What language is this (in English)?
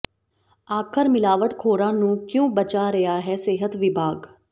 Punjabi